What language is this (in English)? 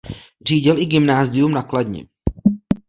Czech